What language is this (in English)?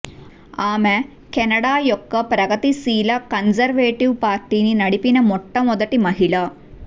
Telugu